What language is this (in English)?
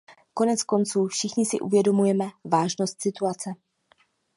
Czech